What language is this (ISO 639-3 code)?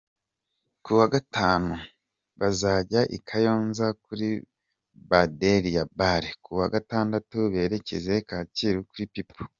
kin